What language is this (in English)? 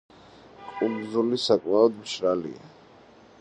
Georgian